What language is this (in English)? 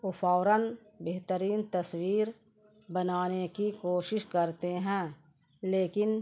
Urdu